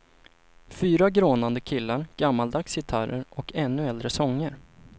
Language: Swedish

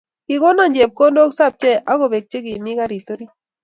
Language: Kalenjin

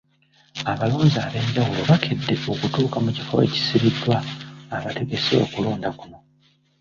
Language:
Ganda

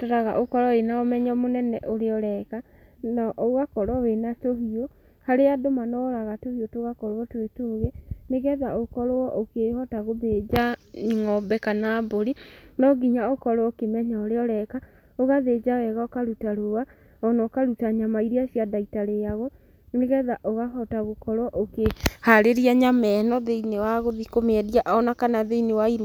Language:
Kikuyu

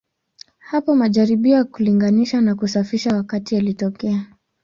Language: Swahili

